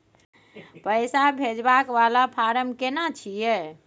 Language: Maithili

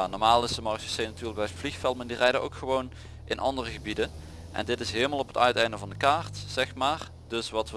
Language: Dutch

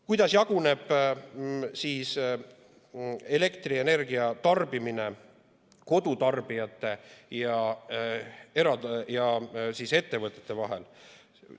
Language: Estonian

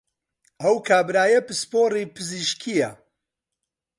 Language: Central Kurdish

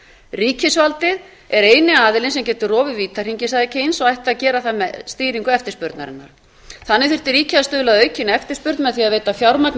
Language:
Icelandic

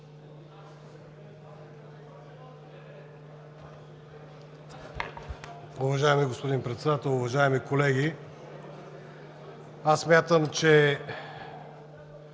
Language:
Bulgarian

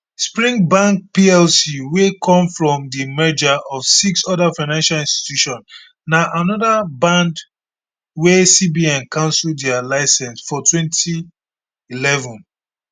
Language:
Nigerian Pidgin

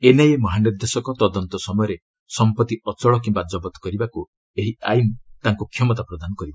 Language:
Odia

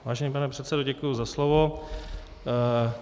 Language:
Czech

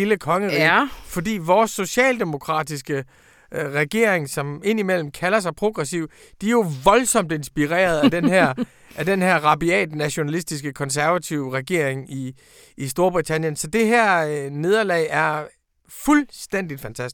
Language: Danish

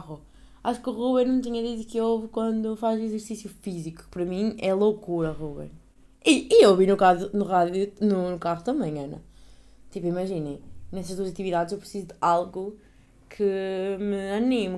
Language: Portuguese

